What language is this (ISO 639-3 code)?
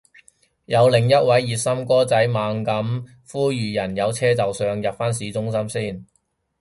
yue